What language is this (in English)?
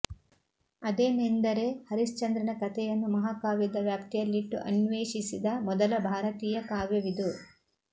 Kannada